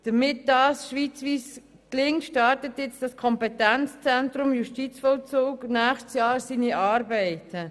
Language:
Swiss German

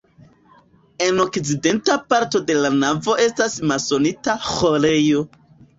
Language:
Esperanto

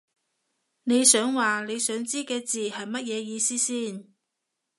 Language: Cantonese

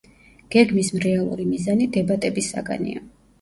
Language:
Georgian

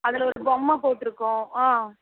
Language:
Tamil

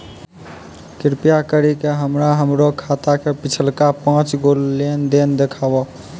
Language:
Maithili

